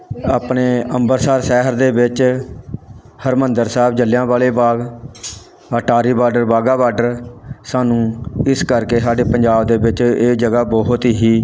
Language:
Punjabi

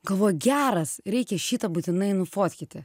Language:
Lithuanian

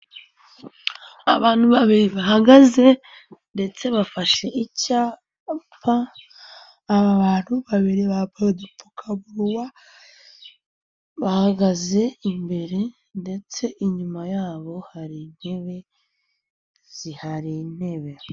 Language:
Kinyarwanda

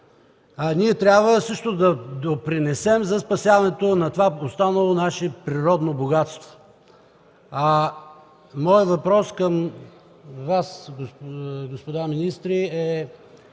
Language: Bulgarian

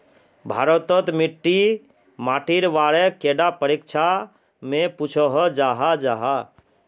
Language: Magahi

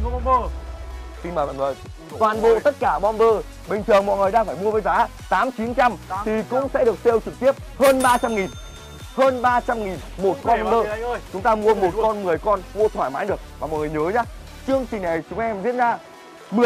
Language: Vietnamese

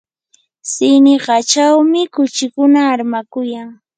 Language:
Yanahuanca Pasco Quechua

